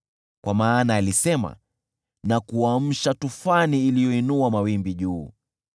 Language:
Swahili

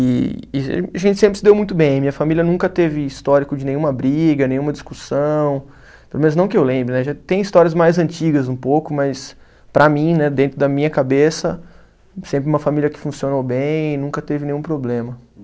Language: Portuguese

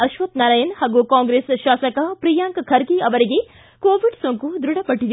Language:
Kannada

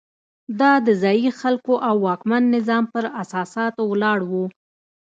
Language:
Pashto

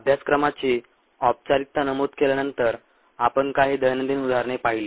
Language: Marathi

